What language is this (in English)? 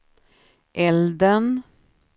Swedish